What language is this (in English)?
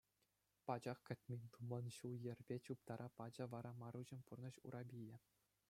Chuvash